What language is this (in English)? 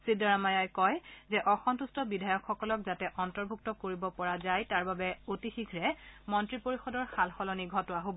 Assamese